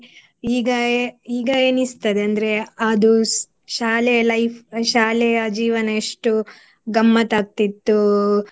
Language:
Kannada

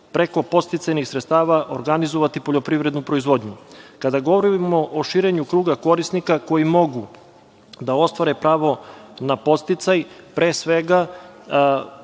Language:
Serbian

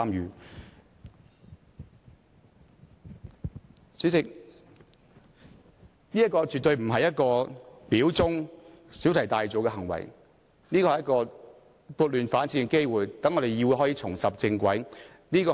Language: Cantonese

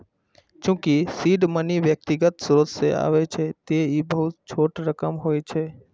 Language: Maithili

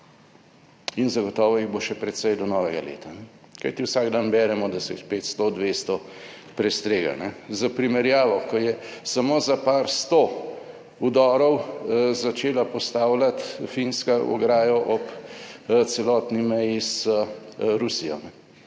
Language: Slovenian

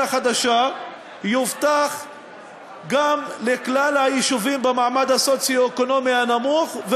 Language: Hebrew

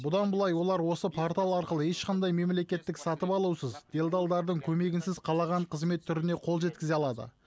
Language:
Kazakh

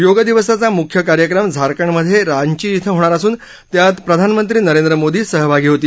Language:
Marathi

